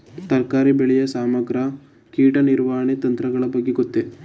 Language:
Kannada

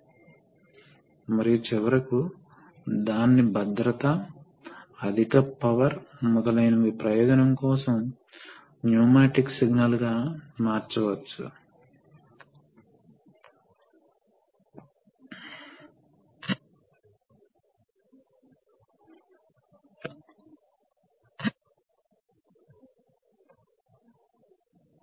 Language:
Telugu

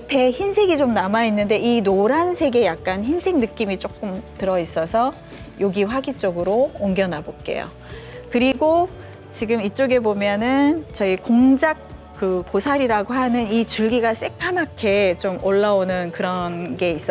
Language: Korean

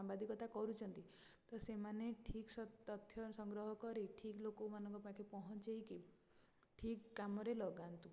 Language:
Odia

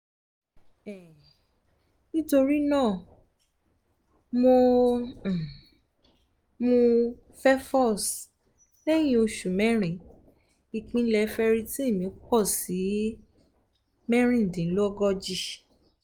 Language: Yoruba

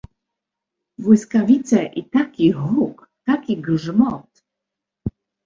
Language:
Polish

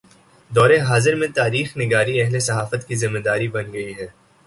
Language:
Urdu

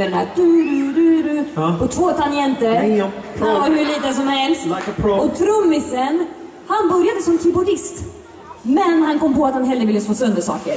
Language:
Swedish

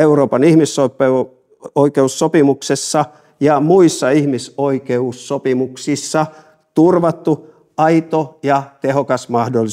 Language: Finnish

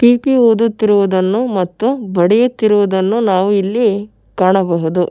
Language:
Kannada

